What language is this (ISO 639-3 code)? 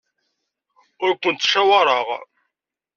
kab